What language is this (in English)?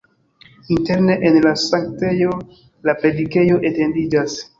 Esperanto